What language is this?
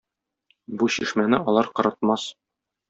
Tatar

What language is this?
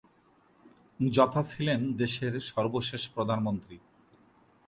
Bangla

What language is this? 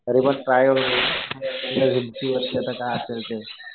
Marathi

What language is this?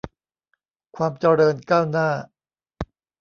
Thai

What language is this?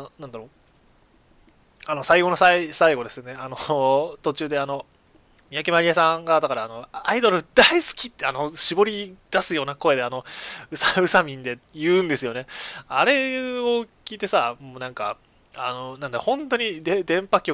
Japanese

